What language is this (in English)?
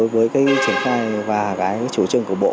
Vietnamese